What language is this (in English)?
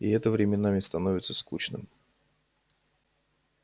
Russian